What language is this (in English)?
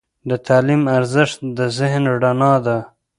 Pashto